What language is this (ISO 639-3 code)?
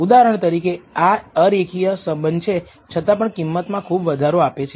guj